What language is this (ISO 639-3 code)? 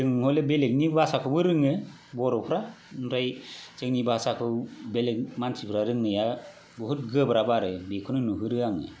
brx